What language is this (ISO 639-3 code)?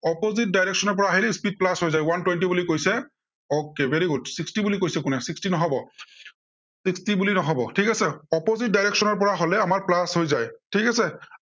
asm